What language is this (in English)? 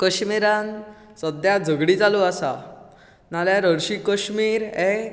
Konkani